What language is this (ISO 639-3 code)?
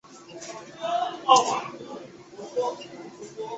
zho